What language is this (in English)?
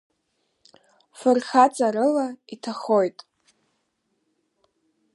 Abkhazian